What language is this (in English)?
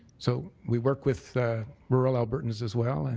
English